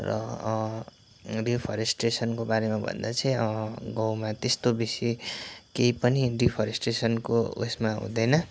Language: Nepali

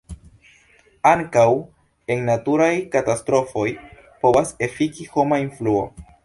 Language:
Esperanto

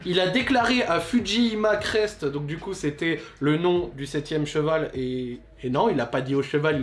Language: French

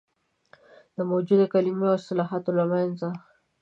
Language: Pashto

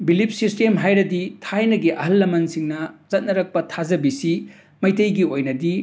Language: Manipuri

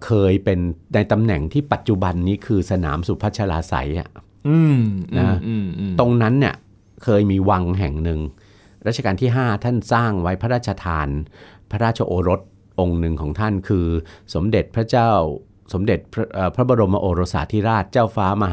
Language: Thai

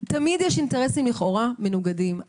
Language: Hebrew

